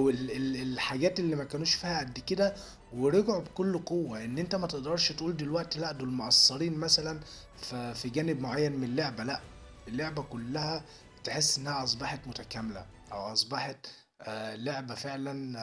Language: Arabic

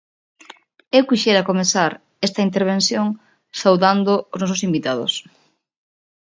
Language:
Galician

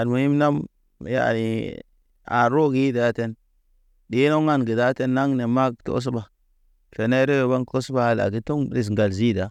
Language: Naba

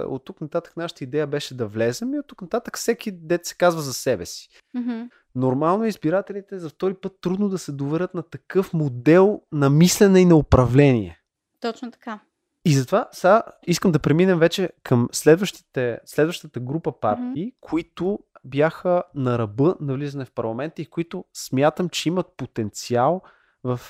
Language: Bulgarian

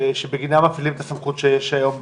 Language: Hebrew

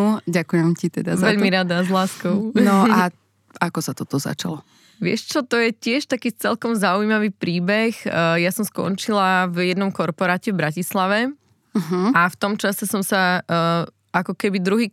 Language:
Slovak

